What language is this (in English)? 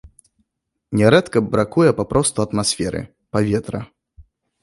Belarusian